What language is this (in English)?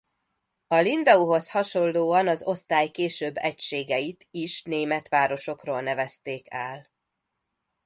Hungarian